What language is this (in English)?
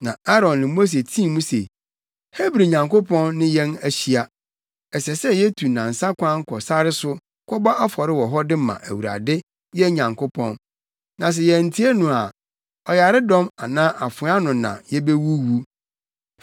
Akan